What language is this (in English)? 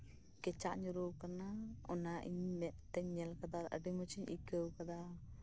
Santali